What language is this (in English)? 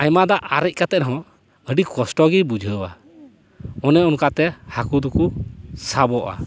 Santali